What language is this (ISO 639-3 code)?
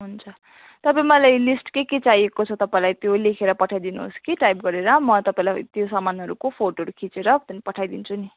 nep